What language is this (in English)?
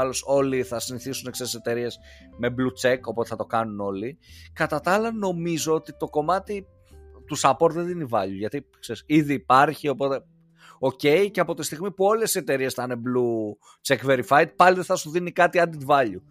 Greek